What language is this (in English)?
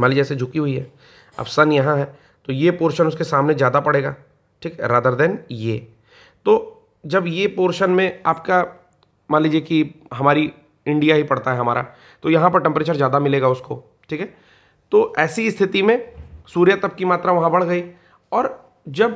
Hindi